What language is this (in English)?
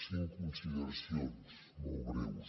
Catalan